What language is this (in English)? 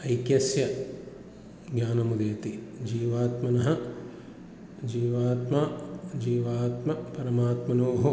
Sanskrit